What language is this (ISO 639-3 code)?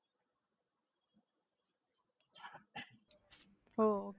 tam